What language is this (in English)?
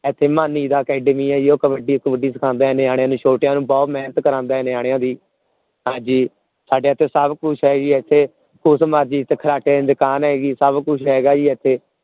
Punjabi